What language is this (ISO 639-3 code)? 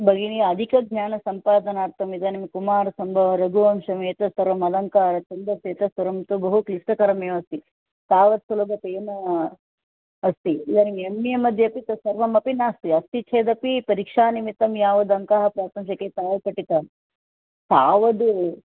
san